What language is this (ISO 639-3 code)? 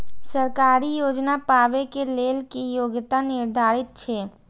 mai